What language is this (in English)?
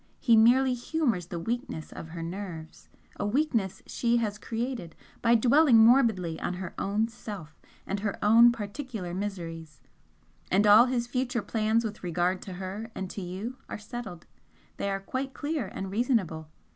English